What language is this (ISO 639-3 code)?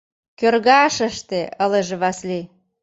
chm